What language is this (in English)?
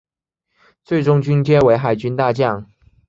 Chinese